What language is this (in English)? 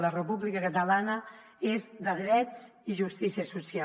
Catalan